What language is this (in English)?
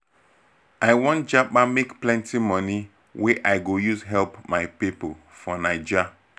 Nigerian Pidgin